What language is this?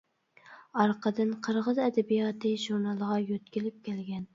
Uyghur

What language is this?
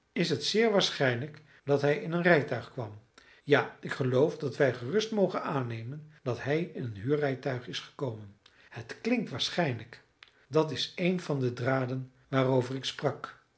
Dutch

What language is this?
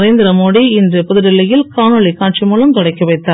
Tamil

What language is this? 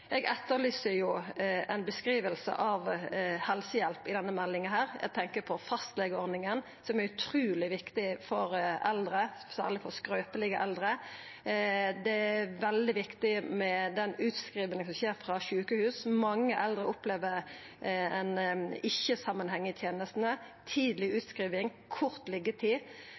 Norwegian Nynorsk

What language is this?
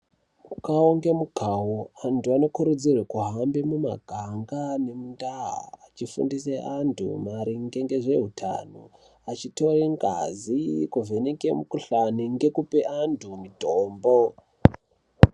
Ndau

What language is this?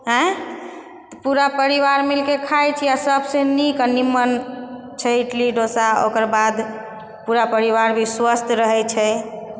Maithili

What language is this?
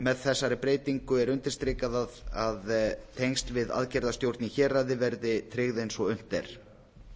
Icelandic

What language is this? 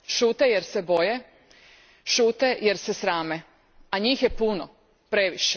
Croatian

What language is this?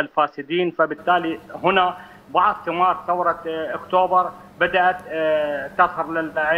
Arabic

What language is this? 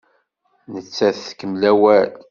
Kabyle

